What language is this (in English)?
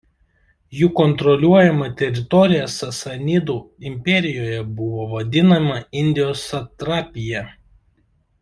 Lithuanian